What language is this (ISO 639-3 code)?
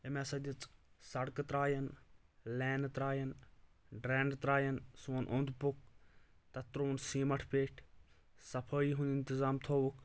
kas